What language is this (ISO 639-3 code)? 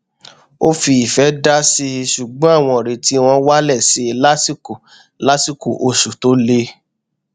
yor